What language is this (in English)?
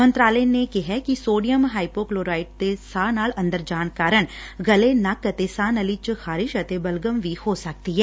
Punjabi